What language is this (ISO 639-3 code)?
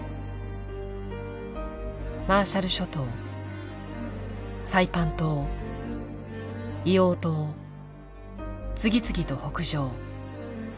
jpn